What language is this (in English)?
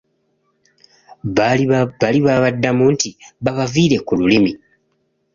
Ganda